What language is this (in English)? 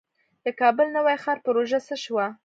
Pashto